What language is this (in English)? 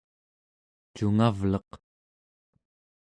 Central Yupik